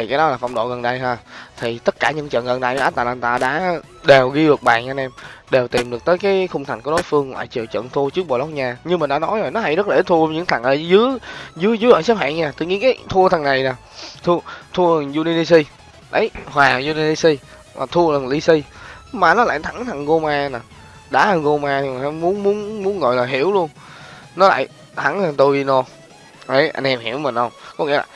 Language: Vietnamese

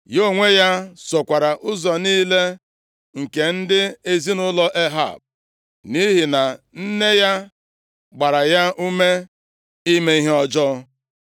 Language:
Igbo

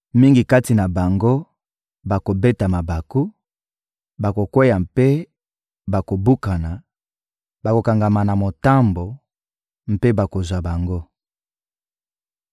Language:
Lingala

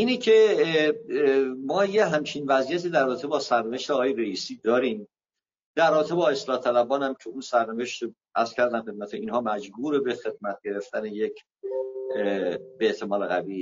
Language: Persian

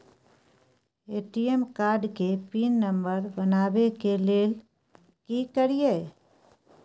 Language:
Maithili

